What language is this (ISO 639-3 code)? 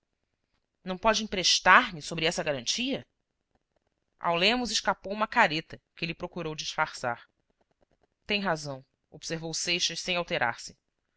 por